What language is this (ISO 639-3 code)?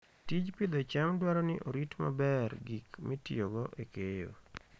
luo